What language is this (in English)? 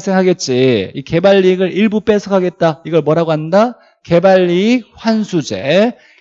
Korean